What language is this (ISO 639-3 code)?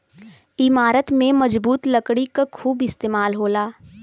bho